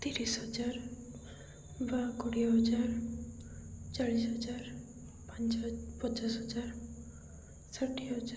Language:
Odia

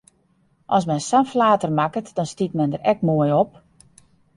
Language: Western Frisian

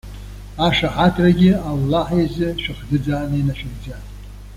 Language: Abkhazian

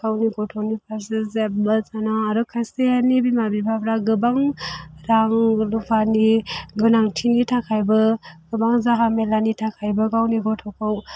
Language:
Bodo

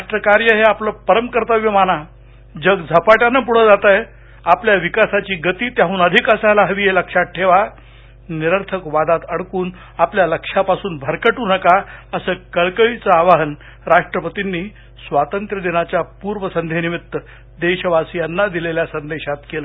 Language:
Marathi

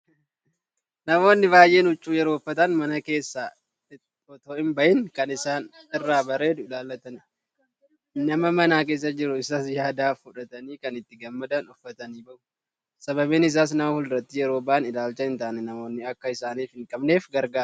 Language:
Oromo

